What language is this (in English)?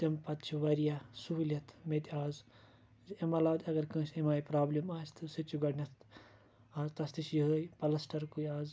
Kashmiri